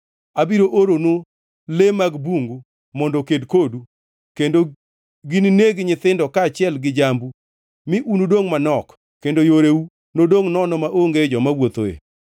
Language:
Luo (Kenya and Tanzania)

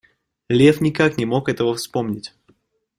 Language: Russian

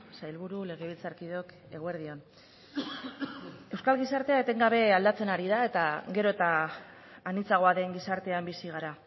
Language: Basque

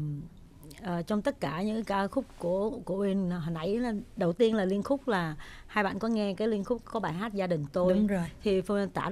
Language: Vietnamese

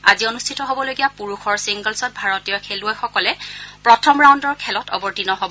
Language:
Assamese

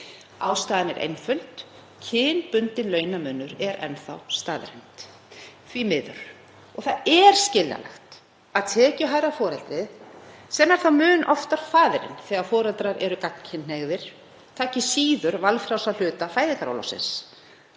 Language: Icelandic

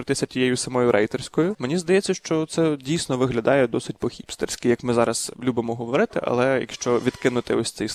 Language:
Ukrainian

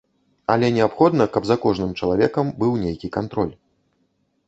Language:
Belarusian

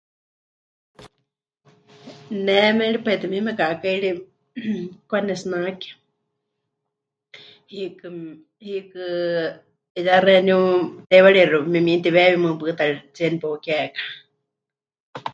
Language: Huichol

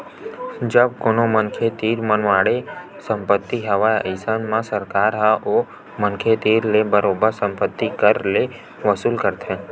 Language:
Chhattisgarhi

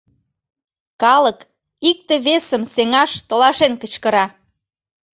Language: Mari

